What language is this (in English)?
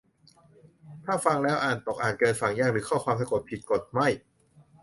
Thai